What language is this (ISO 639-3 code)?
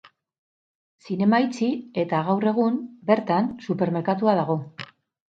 eus